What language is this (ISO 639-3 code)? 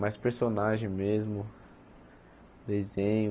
por